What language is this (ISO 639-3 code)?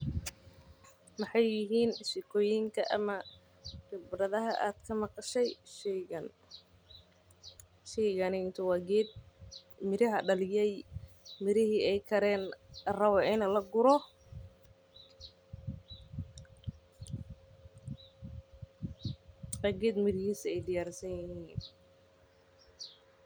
som